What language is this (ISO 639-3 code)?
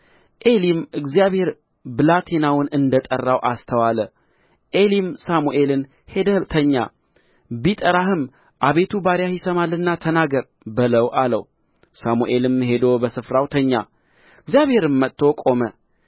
amh